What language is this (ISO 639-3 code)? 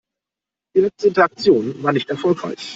deu